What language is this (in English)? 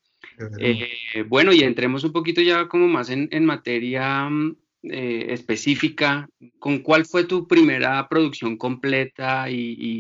Spanish